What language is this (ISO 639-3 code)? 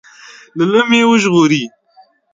pus